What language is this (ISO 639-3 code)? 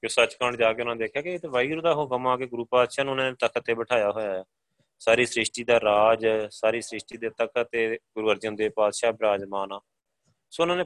pan